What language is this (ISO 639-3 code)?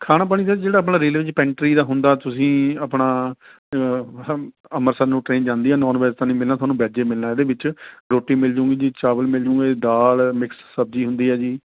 pan